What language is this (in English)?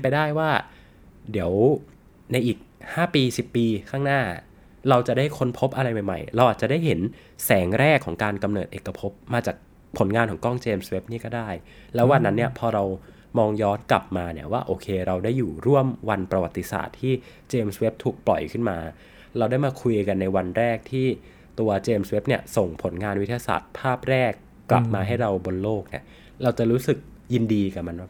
Thai